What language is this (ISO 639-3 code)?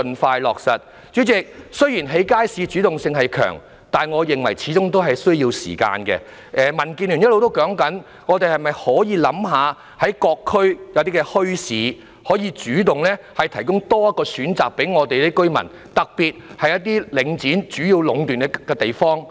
yue